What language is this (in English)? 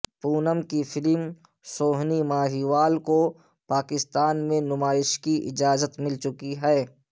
Urdu